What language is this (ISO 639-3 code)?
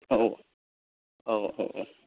brx